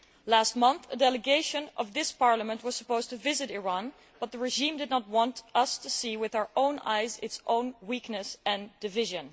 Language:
English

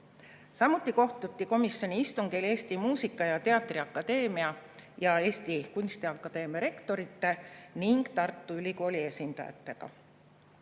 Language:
Estonian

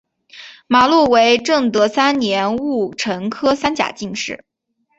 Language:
Chinese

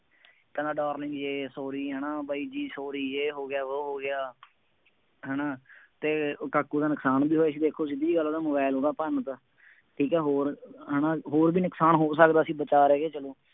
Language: Punjabi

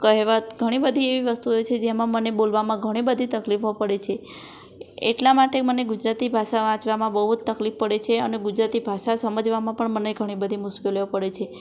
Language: Gujarati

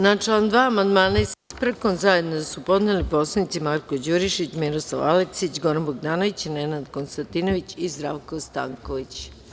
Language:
Serbian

